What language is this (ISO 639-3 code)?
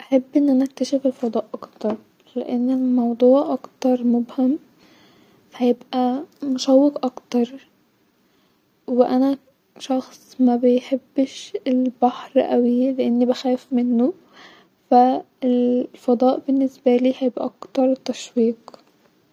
arz